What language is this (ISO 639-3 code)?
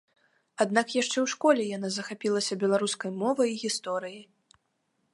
bel